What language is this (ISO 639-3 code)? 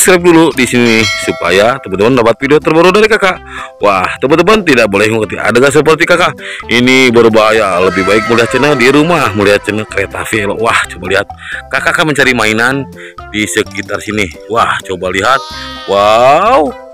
ind